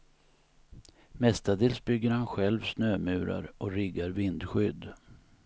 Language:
Swedish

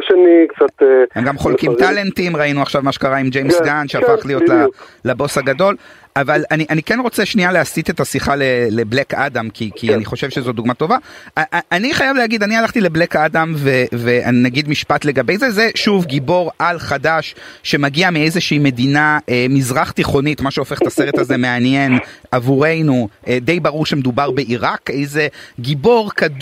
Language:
Hebrew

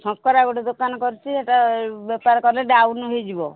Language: Odia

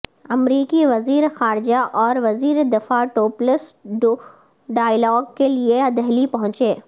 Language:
Urdu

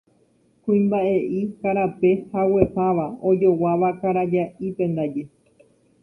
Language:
Guarani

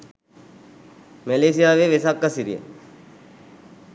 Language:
Sinhala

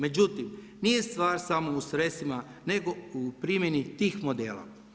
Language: Croatian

